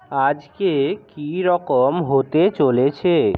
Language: Bangla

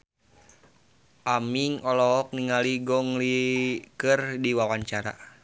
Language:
Sundanese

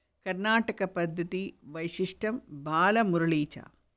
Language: Sanskrit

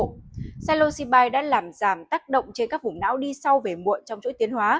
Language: Vietnamese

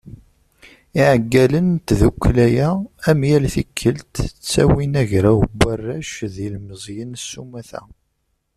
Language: Kabyle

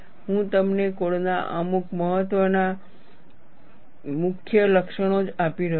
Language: Gujarati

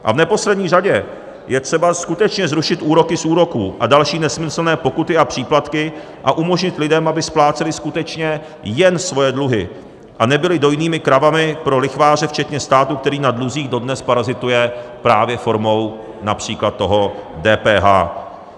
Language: Czech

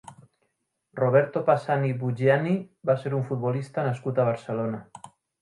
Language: Catalan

